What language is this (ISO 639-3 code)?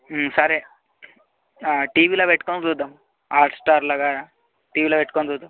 tel